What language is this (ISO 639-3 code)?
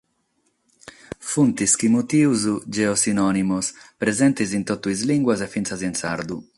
srd